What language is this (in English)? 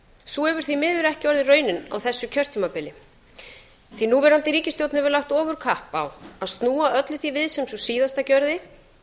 Icelandic